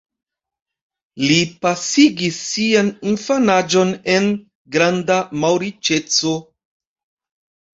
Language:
Esperanto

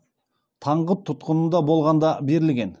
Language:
Kazakh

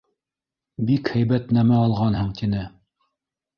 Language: Bashkir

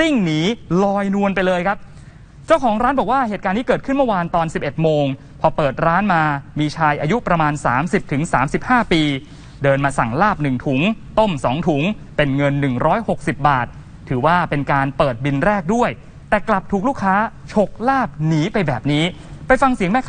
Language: Thai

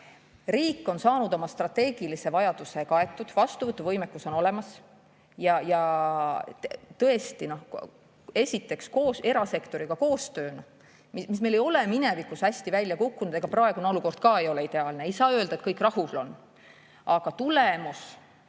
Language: Estonian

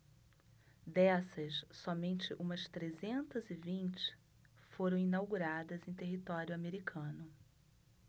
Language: Portuguese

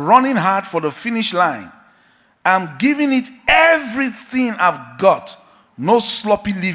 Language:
English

